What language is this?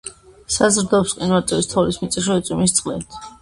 Georgian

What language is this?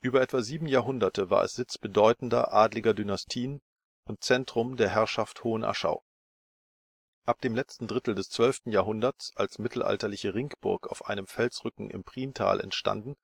German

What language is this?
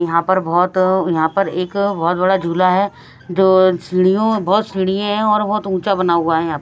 Hindi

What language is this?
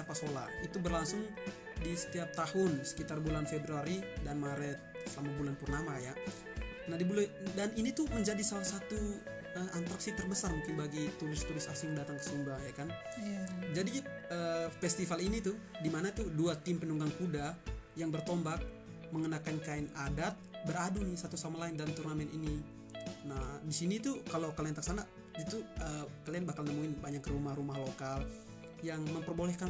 Indonesian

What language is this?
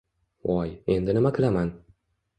Uzbek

